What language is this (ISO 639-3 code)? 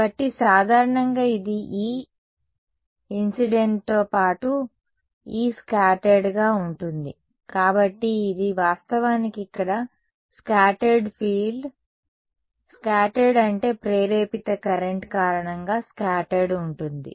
tel